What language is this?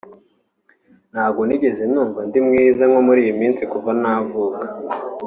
Kinyarwanda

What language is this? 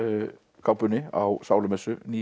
Icelandic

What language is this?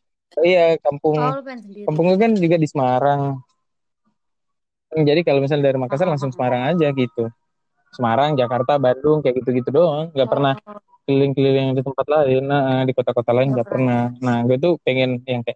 Indonesian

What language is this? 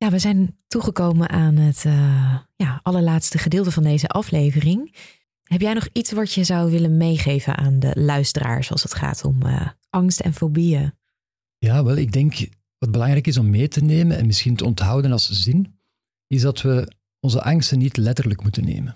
Dutch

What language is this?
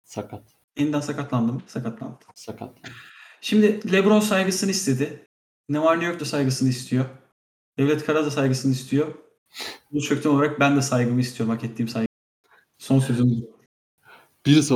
Turkish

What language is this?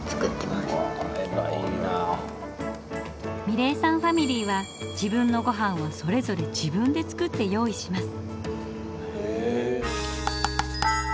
Japanese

